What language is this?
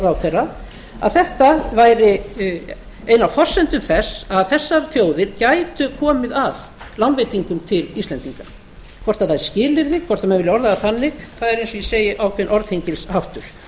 Icelandic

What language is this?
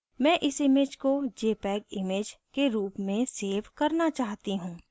Hindi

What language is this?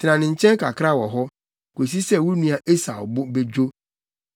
Akan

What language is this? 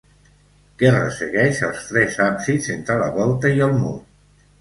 Catalan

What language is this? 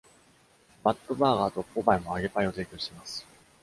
Japanese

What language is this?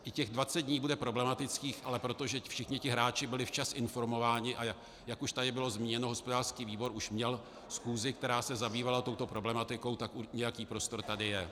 Czech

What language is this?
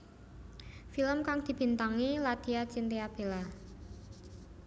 Javanese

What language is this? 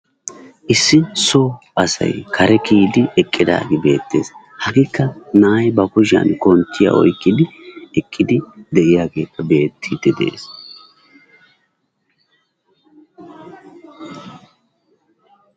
Wolaytta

